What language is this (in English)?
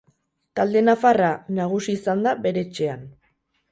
Basque